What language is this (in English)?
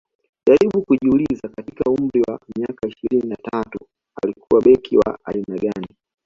Swahili